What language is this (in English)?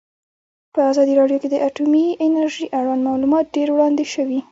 Pashto